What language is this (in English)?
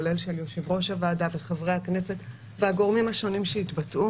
Hebrew